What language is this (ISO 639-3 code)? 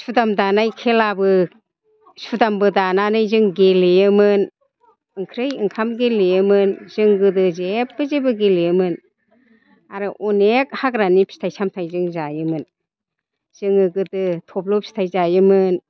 brx